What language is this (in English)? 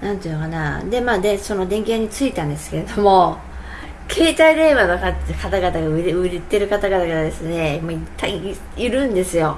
Japanese